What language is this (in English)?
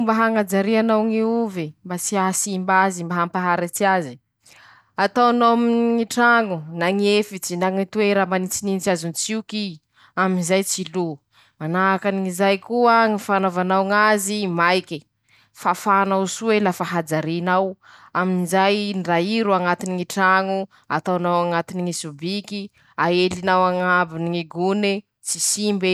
Masikoro Malagasy